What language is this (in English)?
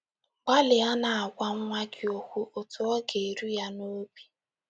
Igbo